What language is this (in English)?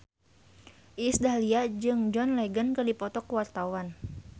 Sundanese